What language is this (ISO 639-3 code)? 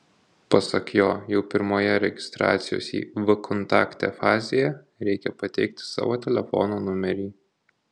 lit